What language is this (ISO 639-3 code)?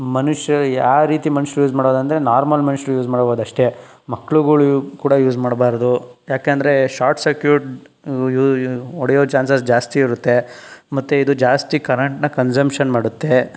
kan